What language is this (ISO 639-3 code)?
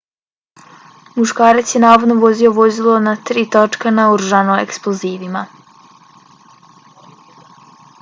bos